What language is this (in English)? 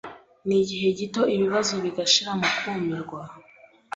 Kinyarwanda